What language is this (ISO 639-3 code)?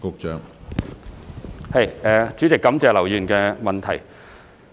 yue